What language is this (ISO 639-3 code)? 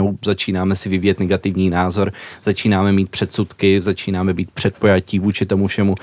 ces